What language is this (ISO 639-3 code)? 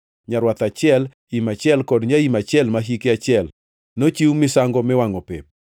luo